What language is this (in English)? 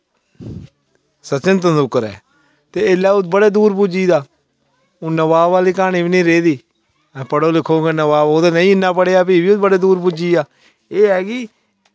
Dogri